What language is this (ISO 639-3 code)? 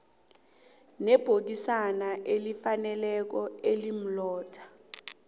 nbl